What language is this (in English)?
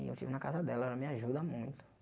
Portuguese